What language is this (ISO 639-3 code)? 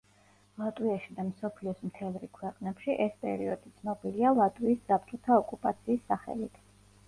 kat